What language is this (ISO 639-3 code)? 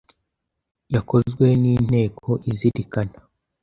kin